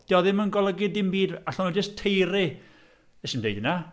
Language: Welsh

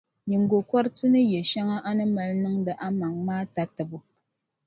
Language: Dagbani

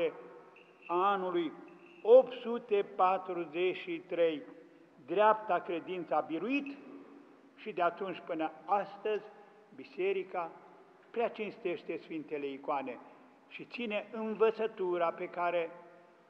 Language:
Romanian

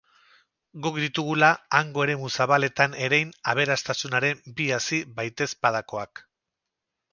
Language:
Basque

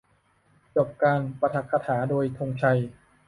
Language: Thai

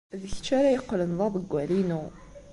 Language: Kabyle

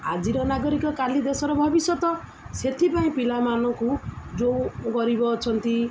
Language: Odia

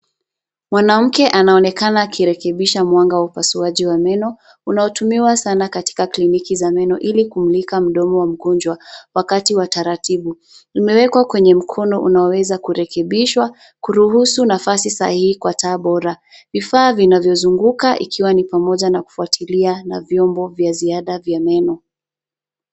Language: Swahili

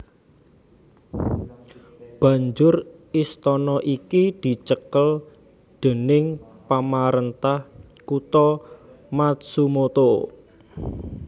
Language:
Javanese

